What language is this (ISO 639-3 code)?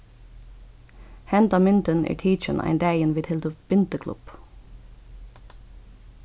fao